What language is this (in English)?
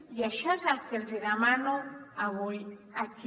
Catalan